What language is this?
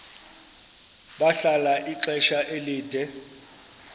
Xhosa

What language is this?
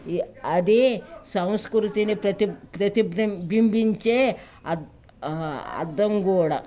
Telugu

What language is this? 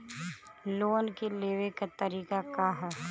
Bhojpuri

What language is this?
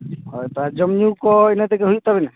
Santali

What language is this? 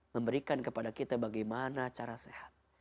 Indonesian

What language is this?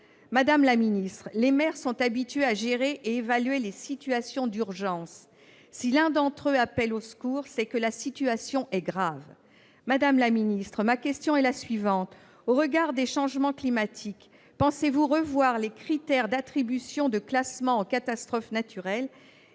French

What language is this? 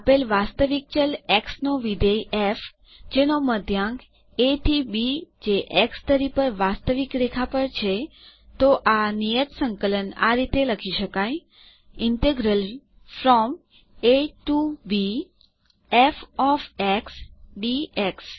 Gujarati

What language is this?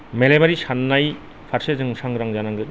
Bodo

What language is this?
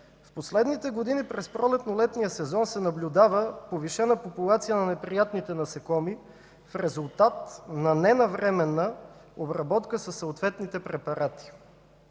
Bulgarian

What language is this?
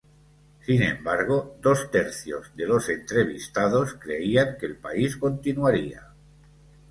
Spanish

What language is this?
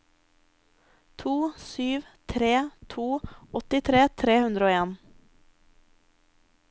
Norwegian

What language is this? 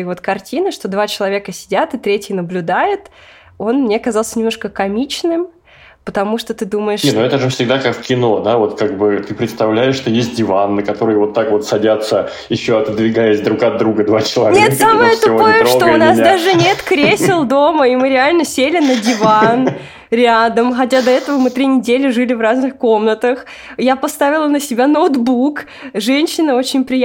Russian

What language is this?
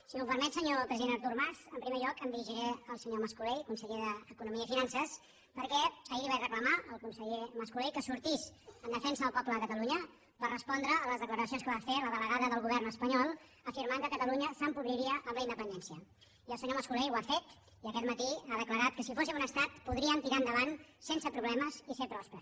Catalan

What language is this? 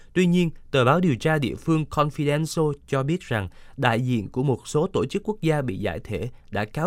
Vietnamese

